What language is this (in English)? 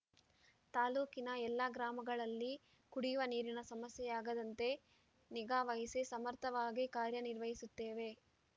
Kannada